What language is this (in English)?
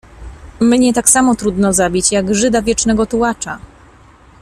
Polish